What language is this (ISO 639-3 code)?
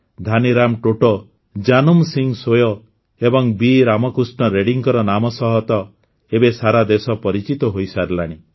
ori